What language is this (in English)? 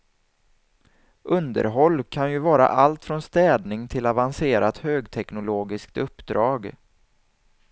Swedish